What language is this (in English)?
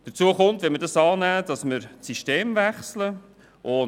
Swiss German